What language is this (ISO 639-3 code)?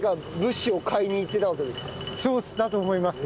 jpn